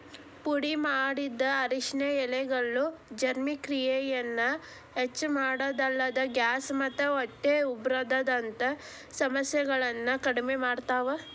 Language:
Kannada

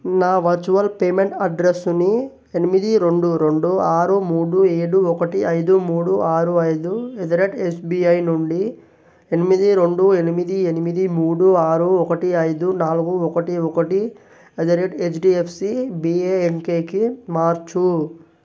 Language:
Telugu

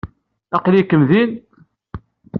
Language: Kabyle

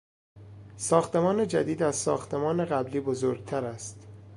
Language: Persian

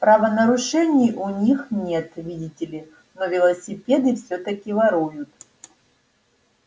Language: Russian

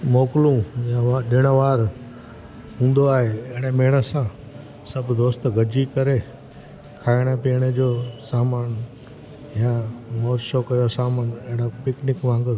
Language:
Sindhi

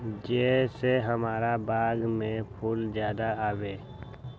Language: Magahi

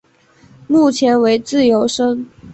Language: Chinese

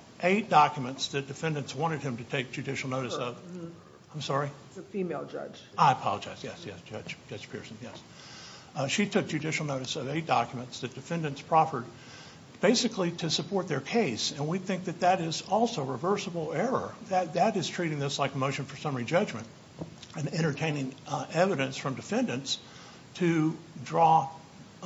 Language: English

